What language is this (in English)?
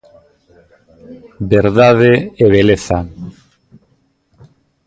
Galician